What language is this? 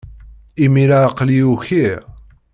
Kabyle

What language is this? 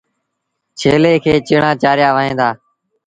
Sindhi Bhil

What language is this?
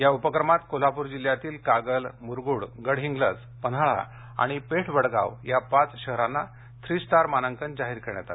Marathi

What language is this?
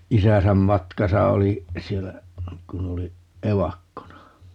Finnish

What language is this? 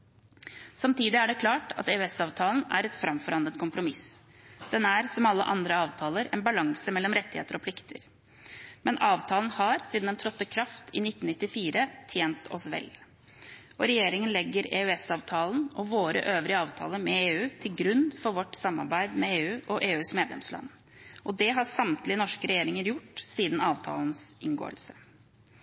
Norwegian Bokmål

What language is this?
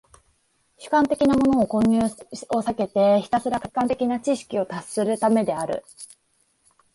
Japanese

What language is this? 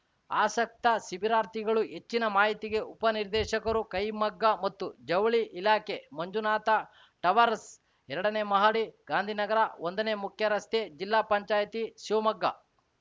Kannada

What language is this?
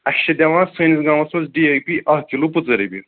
Kashmiri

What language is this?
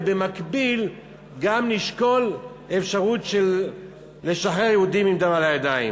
Hebrew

